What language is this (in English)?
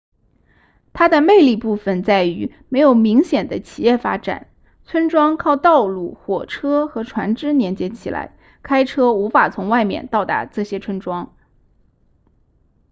Chinese